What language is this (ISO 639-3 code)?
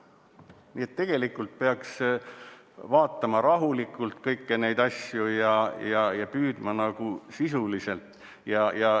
est